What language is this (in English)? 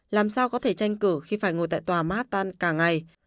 Vietnamese